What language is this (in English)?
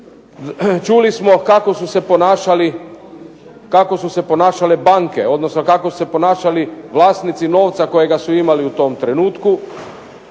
Croatian